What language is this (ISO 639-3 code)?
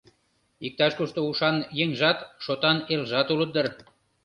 chm